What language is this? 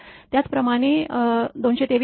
Marathi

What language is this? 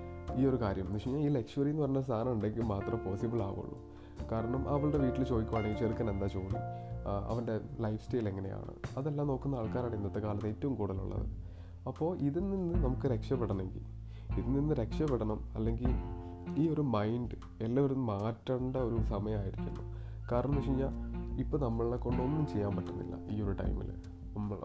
Malayalam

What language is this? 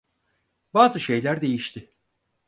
Turkish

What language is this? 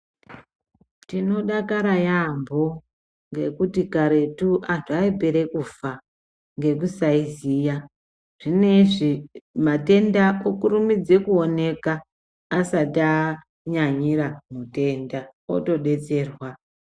Ndau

